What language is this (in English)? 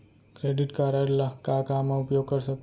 Chhattisgarhi